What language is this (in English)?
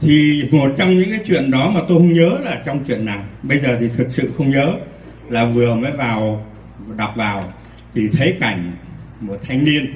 Vietnamese